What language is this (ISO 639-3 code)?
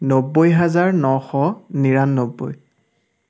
asm